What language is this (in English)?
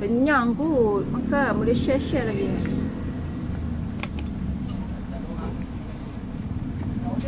Malay